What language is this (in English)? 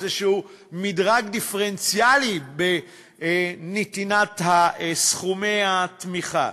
Hebrew